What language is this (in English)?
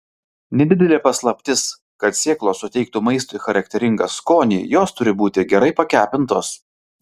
Lithuanian